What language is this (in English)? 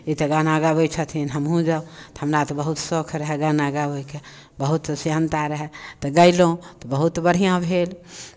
Maithili